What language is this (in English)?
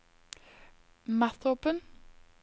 Norwegian